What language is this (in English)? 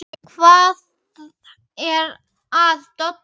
Icelandic